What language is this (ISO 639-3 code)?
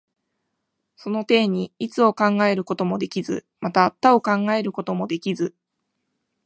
jpn